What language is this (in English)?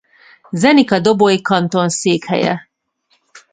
Hungarian